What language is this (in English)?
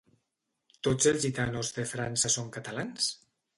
Catalan